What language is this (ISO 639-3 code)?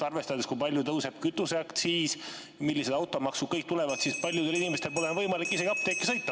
est